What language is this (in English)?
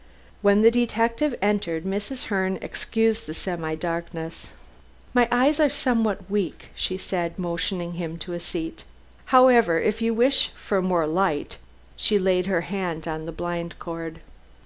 English